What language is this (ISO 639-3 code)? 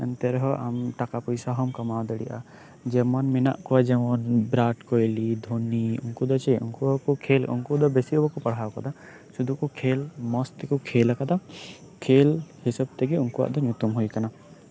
sat